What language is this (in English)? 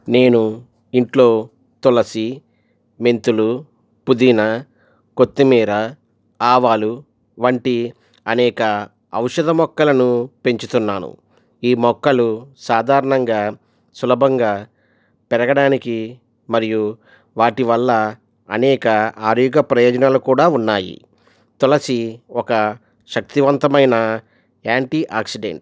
Telugu